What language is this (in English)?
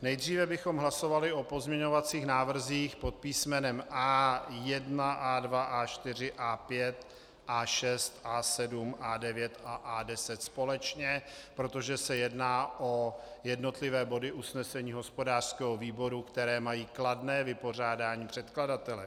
Czech